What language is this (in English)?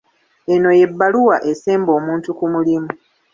Ganda